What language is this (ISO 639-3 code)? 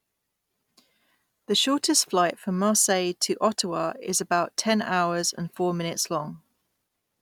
eng